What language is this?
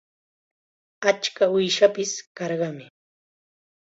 Chiquián Ancash Quechua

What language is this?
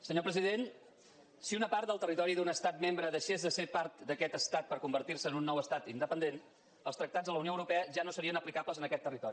Catalan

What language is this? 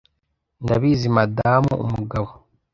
Kinyarwanda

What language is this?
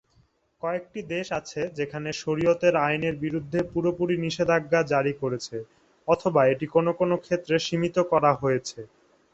Bangla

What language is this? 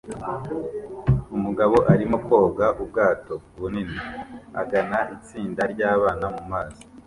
Kinyarwanda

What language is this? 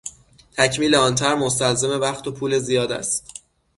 Persian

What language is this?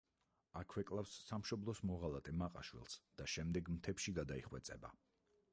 Georgian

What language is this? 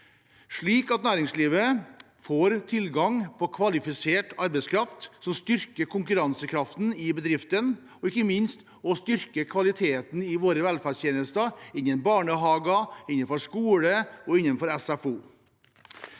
Norwegian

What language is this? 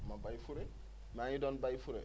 Wolof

